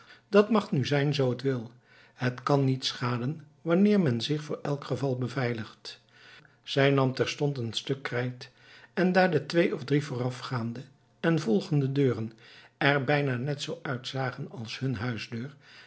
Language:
Dutch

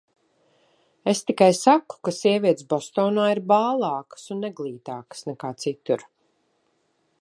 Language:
Latvian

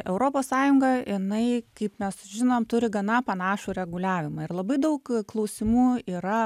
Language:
Lithuanian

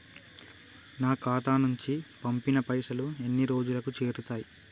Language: Telugu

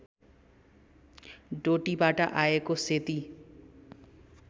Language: Nepali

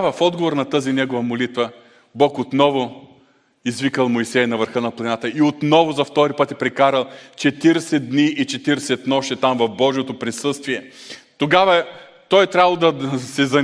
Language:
Bulgarian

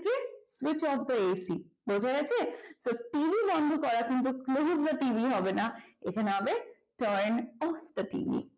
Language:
Bangla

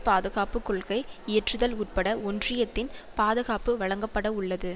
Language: Tamil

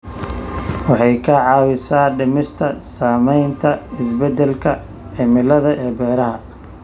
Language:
Somali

